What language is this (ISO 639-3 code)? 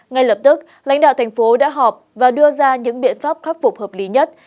vie